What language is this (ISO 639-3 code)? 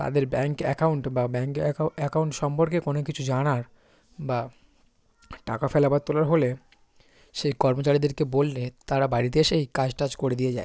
ben